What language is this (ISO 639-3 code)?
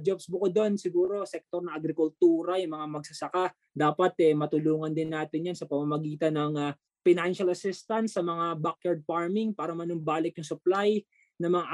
fil